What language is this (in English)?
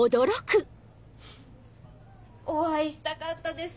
Japanese